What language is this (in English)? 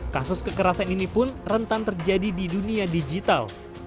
Indonesian